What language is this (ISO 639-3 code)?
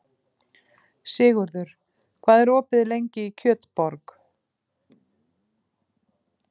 isl